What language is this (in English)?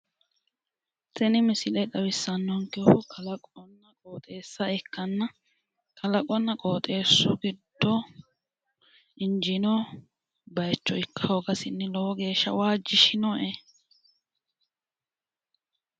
Sidamo